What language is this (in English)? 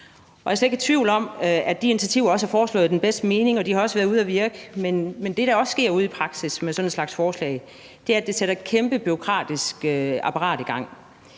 Danish